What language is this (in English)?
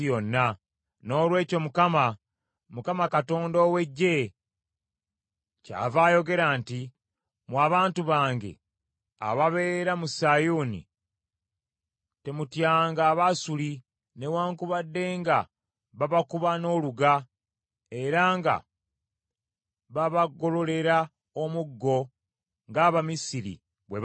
Ganda